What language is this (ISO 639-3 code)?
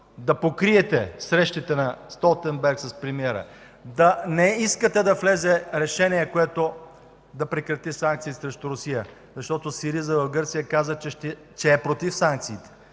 bul